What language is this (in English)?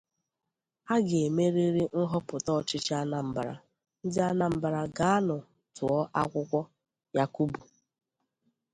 Igbo